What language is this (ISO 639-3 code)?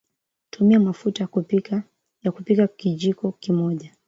swa